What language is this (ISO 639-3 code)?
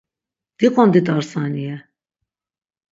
lzz